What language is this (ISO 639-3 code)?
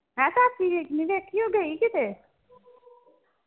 pan